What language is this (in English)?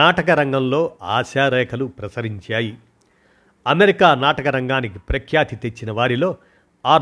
Telugu